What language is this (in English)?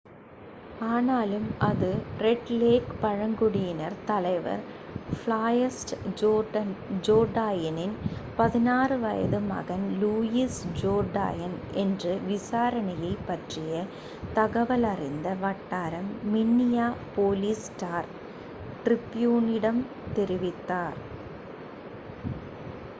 Tamil